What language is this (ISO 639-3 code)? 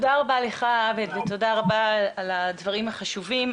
heb